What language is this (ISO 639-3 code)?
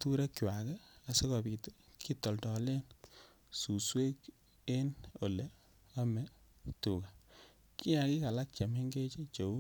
kln